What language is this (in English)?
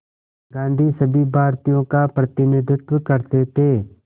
Hindi